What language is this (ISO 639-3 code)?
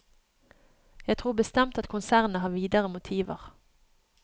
nor